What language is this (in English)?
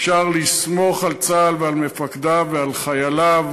Hebrew